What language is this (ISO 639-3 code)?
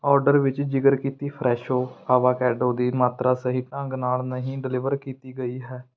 pan